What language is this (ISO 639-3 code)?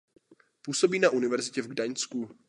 ces